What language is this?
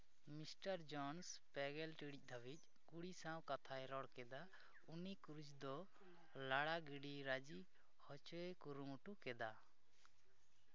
Santali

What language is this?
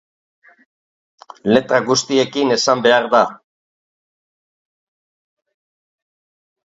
Basque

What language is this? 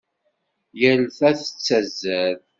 Kabyle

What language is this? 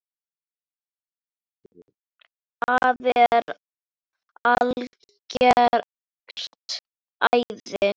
Icelandic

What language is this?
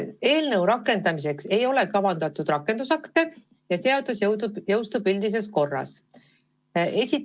Estonian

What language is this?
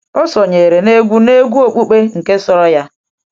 Igbo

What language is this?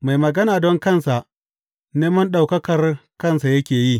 Hausa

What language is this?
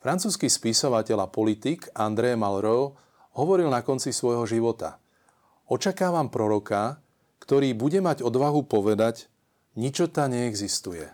Slovak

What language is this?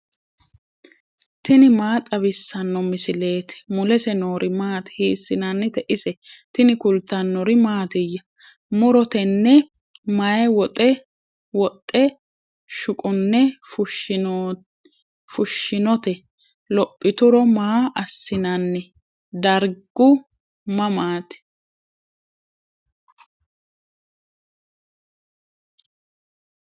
Sidamo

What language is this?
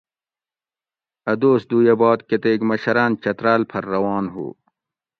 Gawri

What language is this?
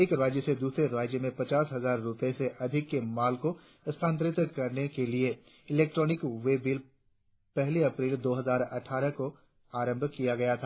Hindi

